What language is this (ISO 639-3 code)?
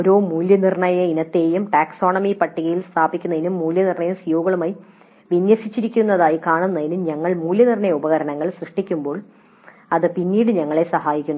mal